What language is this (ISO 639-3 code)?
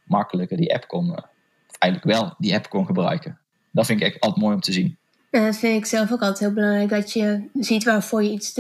nld